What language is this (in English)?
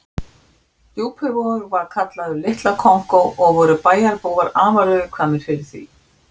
Icelandic